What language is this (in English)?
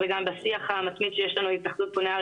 Hebrew